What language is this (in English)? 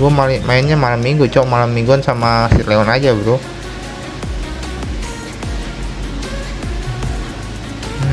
Indonesian